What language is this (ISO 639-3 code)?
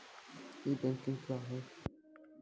mai